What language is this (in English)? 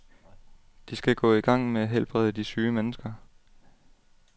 Danish